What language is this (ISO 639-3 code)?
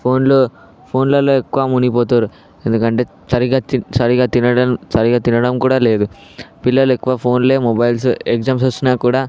tel